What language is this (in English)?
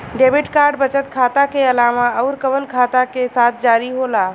Bhojpuri